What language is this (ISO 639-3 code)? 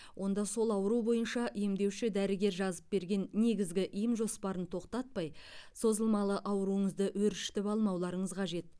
kaz